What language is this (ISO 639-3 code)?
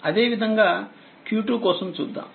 tel